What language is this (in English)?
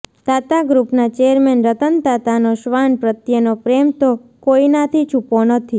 Gujarati